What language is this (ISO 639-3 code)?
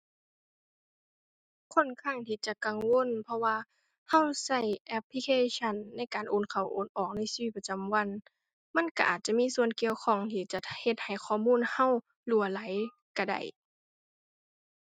tha